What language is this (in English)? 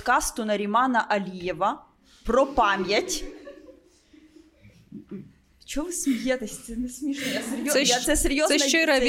Ukrainian